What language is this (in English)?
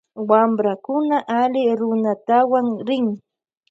Loja Highland Quichua